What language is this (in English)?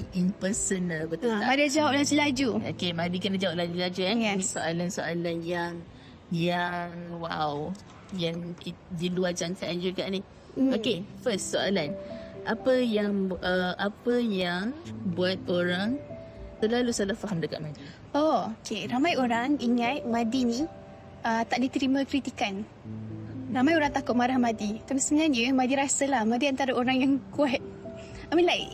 Malay